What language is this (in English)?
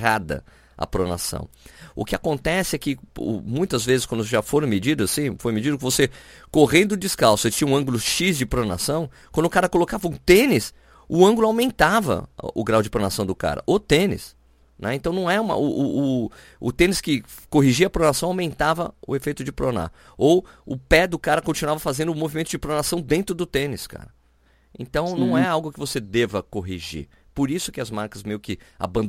Portuguese